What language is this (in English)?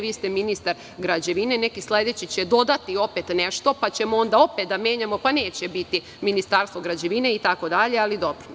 Serbian